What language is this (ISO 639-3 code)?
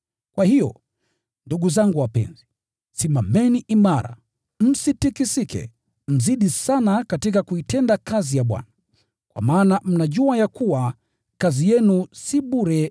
swa